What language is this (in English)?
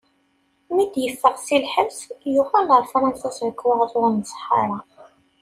Kabyle